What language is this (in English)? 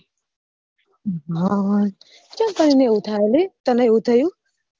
Gujarati